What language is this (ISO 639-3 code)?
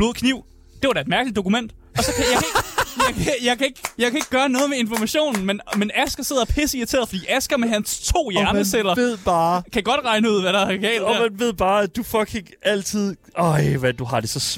dan